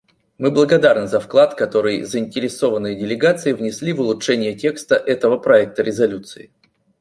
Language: Russian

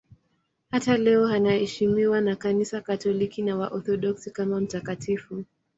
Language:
Swahili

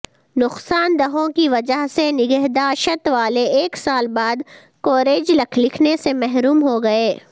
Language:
Urdu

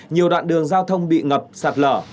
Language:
Vietnamese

